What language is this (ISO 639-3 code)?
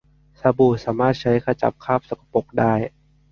tha